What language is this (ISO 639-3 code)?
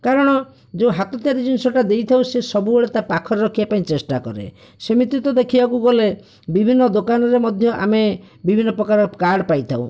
ori